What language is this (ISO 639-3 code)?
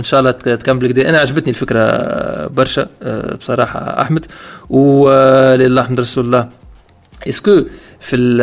ara